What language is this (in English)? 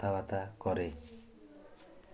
Odia